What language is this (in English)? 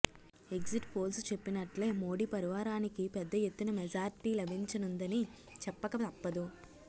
Telugu